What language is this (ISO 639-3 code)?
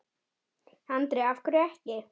isl